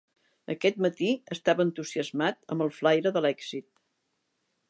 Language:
Catalan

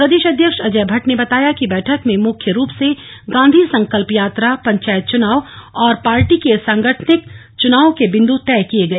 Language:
Hindi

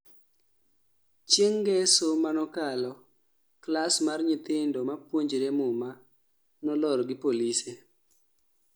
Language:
Luo (Kenya and Tanzania)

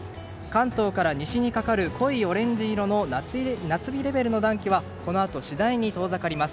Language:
Japanese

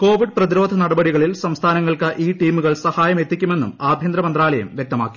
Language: Malayalam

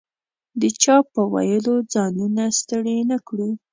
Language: Pashto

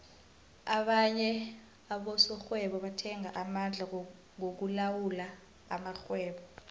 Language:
South Ndebele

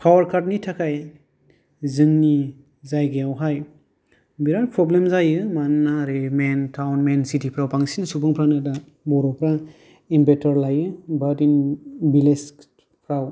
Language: Bodo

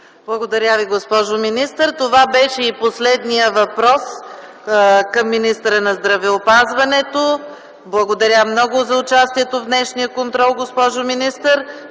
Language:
Bulgarian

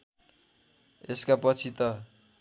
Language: Nepali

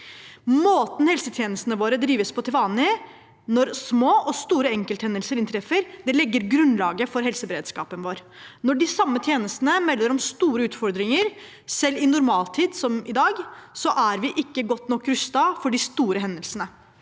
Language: Norwegian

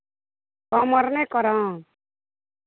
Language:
Maithili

